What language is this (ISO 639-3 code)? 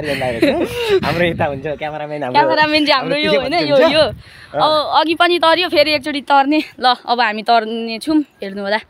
ind